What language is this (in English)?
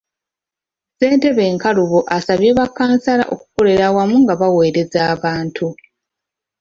Ganda